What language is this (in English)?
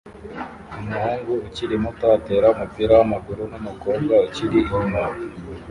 Kinyarwanda